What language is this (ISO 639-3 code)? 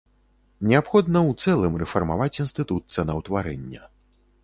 bel